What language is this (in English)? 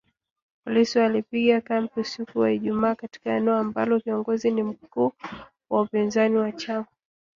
Swahili